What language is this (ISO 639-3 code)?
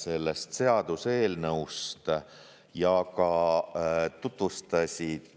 est